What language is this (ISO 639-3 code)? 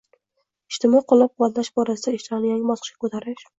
uzb